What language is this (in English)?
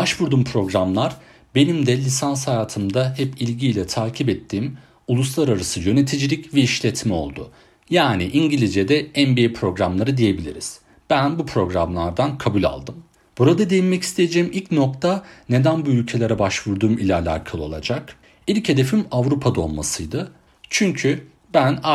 Turkish